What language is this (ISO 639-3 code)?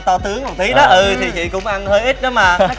vie